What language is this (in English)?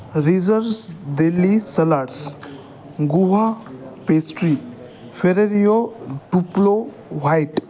Marathi